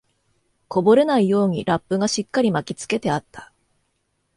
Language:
Japanese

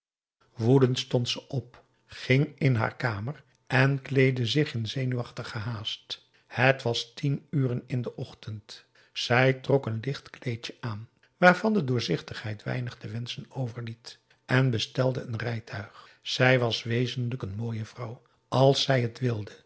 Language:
Dutch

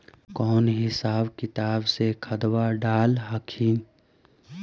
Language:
Magahi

